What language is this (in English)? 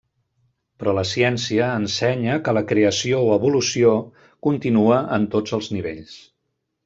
Catalan